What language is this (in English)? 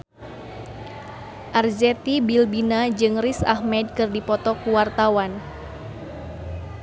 Sundanese